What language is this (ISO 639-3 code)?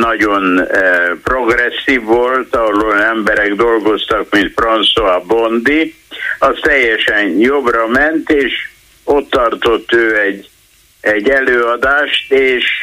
hun